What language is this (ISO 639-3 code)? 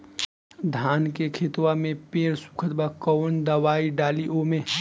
bho